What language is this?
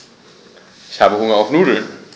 German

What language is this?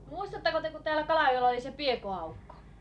Finnish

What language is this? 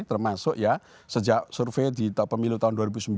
Indonesian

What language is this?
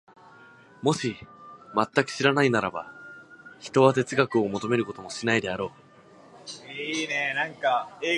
Japanese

